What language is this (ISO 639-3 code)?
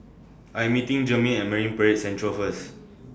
eng